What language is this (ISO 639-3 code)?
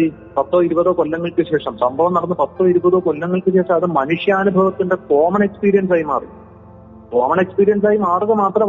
mal